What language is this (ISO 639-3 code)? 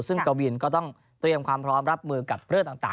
tha